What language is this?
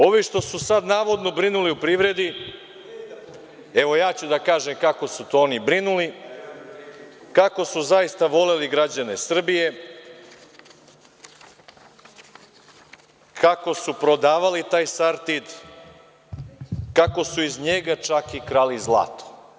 Serbian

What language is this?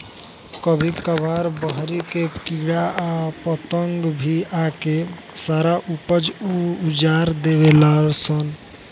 Bhojpuri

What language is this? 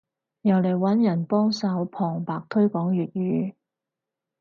Cantonese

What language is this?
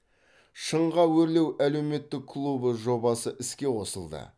Kazakh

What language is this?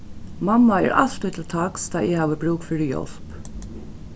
Faroese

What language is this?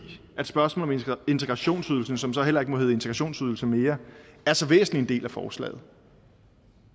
Danish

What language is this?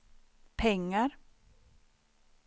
Swedish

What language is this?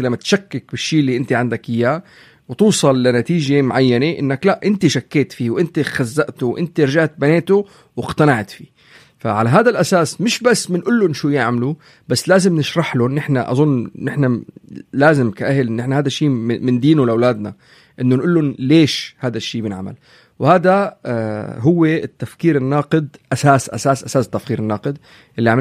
Arabic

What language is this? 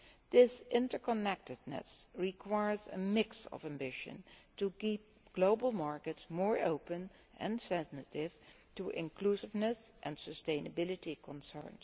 English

